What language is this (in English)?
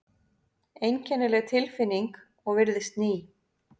Icelandic